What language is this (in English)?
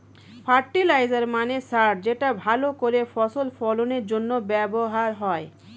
Bangla